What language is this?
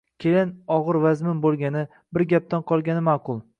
Uzbek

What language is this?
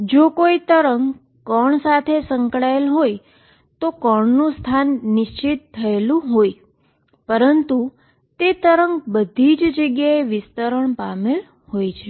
Gujarati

